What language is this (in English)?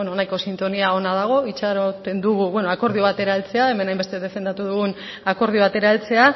Basque